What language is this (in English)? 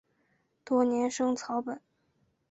Chinese